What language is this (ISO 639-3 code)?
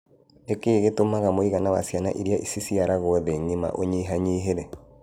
kik